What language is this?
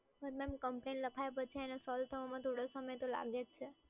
Gujarati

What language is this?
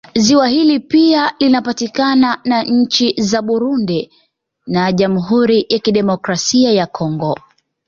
Swahili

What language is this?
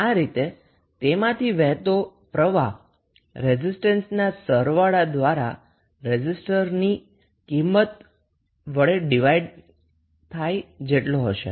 Gujarati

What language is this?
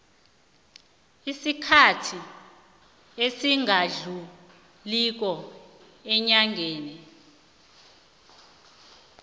South Ndebele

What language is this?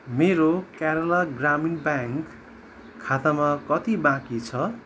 Nepali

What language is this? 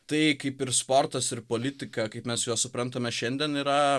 Lithuanian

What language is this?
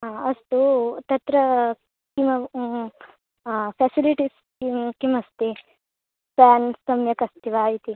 Sanskrit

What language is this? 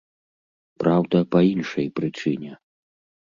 Belarusian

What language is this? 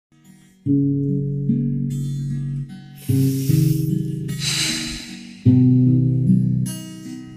Indonesian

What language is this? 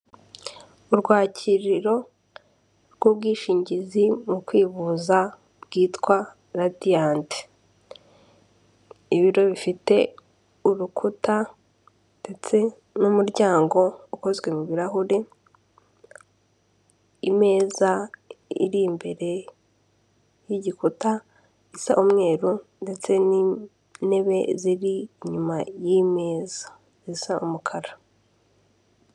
Kinyarwanda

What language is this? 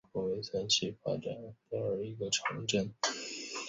Chinese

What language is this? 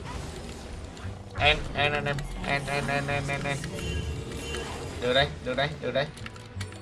Vietnamese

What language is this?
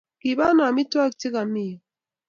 Kalenjin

